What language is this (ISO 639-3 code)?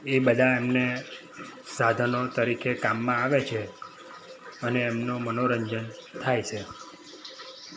guj